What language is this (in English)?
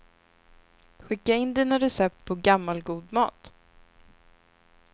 Swedish